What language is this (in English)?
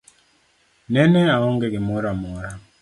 Luo (Kenya and Tanzania)